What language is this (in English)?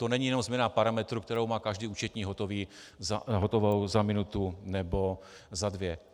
Czech